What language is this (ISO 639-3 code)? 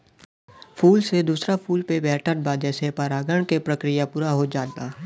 bho